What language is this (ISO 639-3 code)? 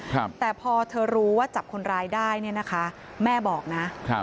tha